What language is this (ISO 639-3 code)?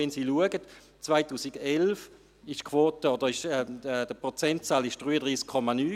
gsw